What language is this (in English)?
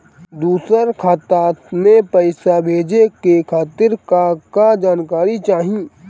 Bhojpuri